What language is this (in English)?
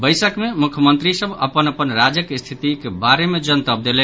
Maithili